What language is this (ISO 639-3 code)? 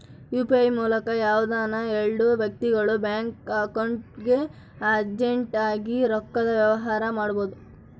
kan